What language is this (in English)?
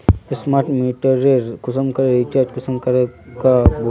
Magahi